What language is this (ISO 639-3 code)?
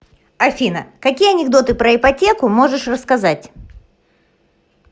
rus